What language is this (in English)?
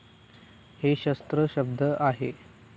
Marathi